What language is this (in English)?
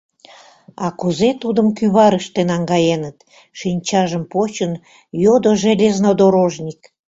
Mari